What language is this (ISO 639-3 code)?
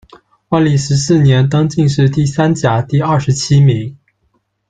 zho